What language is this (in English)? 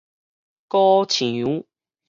Min Nan Chinese